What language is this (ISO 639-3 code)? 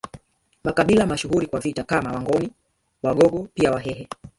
swa